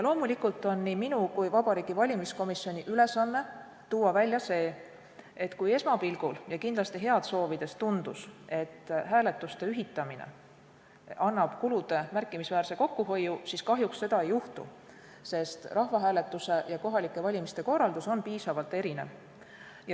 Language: Estonian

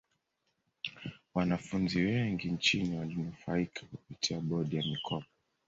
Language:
Swahili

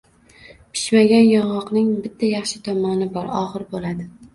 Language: Uzbek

